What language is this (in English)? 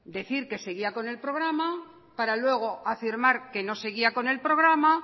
Spanish